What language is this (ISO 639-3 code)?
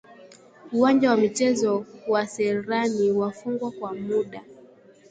swa